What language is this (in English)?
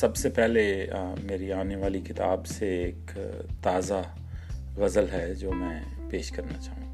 Urdu